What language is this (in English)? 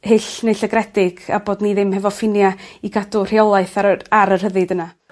Welsh